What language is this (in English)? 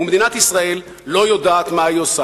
Hebrew